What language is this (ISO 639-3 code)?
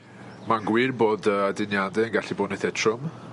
cym